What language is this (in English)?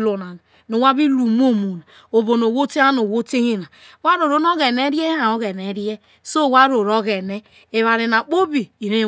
Isoko